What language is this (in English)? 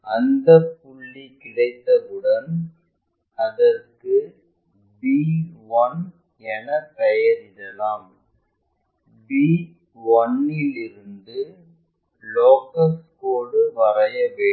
Tamil